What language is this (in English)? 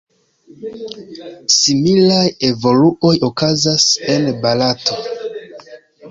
Esperanto